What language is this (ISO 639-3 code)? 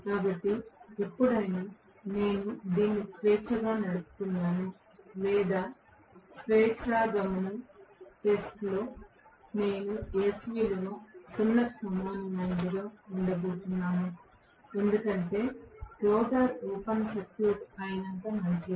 tel